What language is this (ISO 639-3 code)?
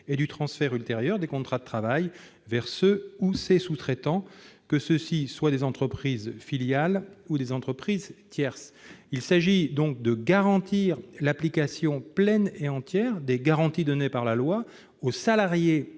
fra